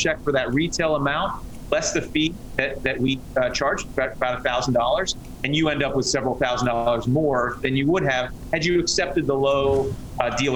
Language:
English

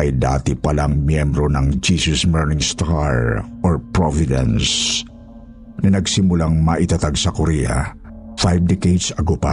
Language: Filipino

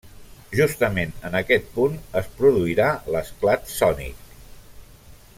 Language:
Catalan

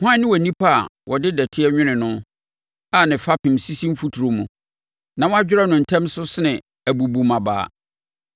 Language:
Akan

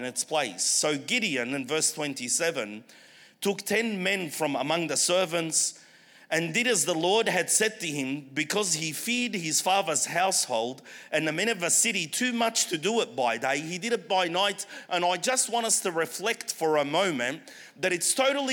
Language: English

